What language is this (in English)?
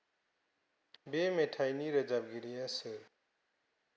Bodo